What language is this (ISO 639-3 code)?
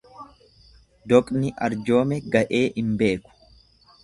orm